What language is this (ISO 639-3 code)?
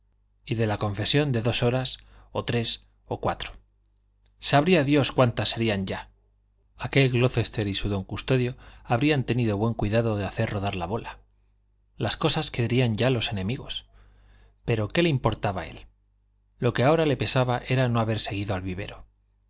spa